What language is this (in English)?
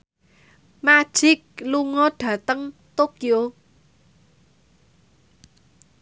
Javanese